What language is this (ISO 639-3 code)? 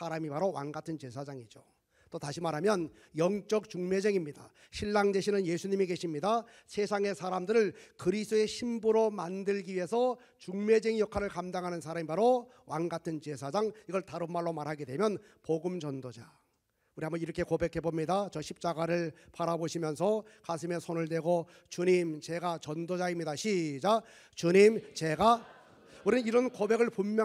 kor